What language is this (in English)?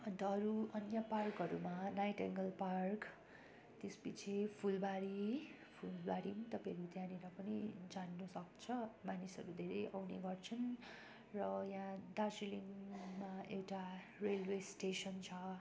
Nepali